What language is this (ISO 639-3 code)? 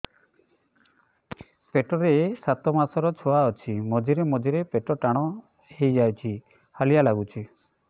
ori